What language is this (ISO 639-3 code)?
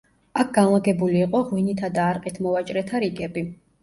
kat